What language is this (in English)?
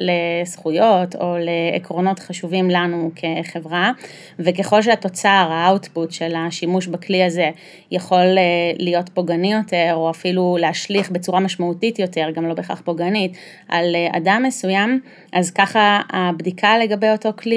Hebrew